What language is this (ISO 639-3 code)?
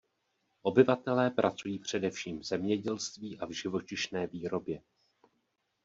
ces